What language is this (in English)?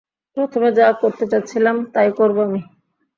Bangla